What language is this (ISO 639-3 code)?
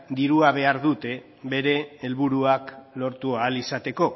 eus